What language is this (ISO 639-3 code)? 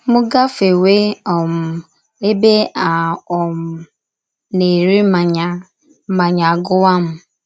ibo